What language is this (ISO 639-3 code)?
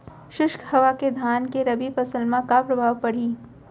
hne